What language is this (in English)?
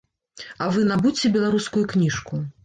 Belarusian